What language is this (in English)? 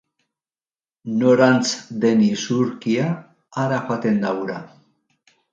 Basque